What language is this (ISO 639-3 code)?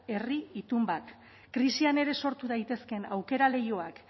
eus